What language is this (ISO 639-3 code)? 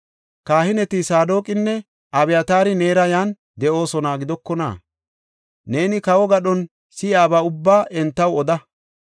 gof